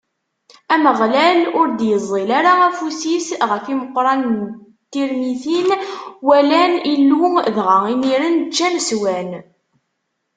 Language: Kabyle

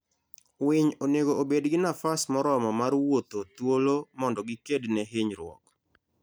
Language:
Luo (Kenya and Tanzania)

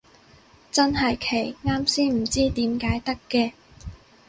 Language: Cantonese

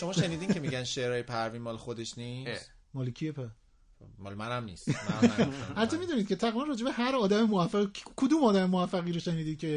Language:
Persian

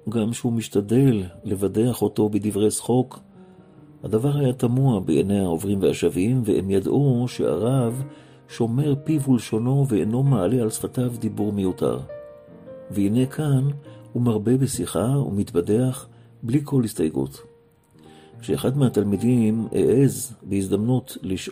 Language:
Hebrew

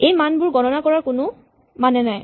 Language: Assamese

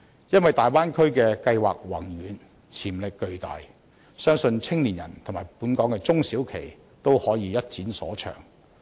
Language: Cantonese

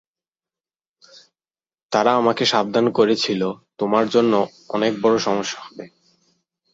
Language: Bangla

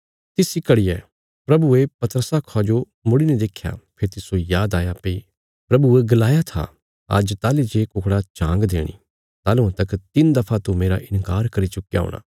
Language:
Bilaspuri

